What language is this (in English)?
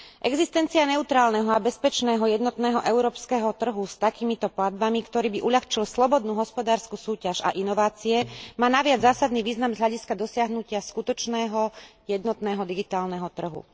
Slovak